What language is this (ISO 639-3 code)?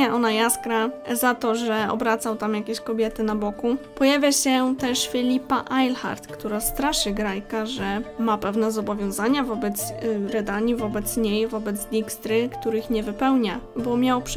pol